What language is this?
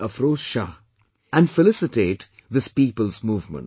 English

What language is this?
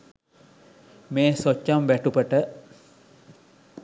Sinhala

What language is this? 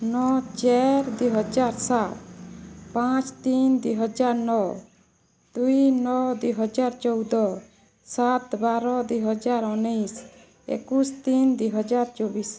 Odia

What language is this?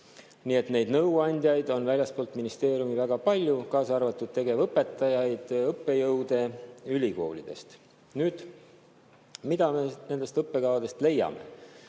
Estonian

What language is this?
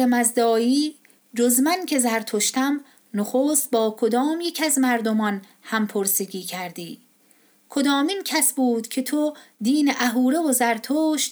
Persian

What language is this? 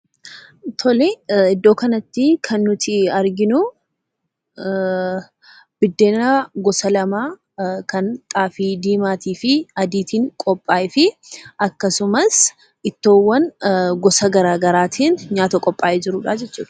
Oromo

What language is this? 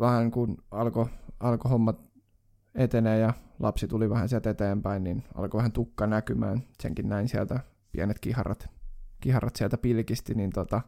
Finnish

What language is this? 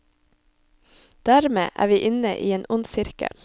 Norwegian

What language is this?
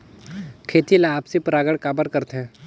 Chhattisgarhi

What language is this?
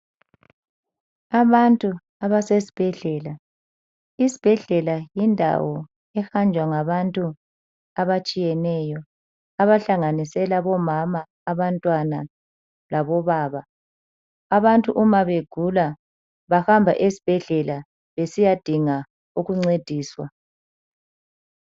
North Ndebele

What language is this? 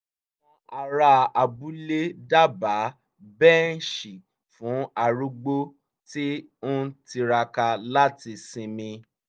Yoruba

